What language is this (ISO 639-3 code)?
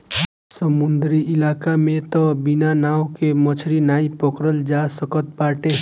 bho